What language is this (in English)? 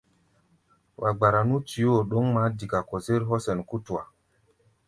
Gbaya